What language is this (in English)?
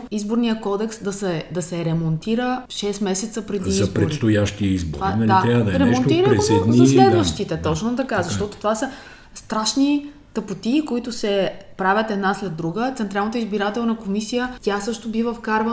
Bulgarian